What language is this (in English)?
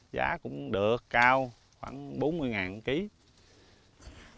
Vietnamese